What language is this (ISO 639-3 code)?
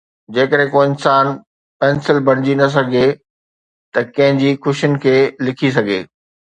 snd